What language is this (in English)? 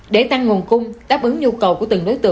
Vietnamese